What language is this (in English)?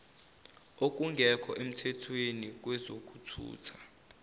Zulu